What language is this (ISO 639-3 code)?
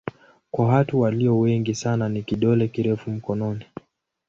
swa